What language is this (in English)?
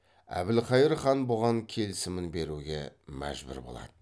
Kazakh